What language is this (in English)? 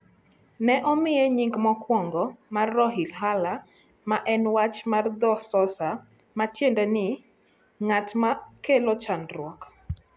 Luo (Kenya and Tanzania)